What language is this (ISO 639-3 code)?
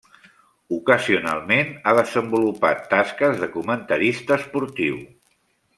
cat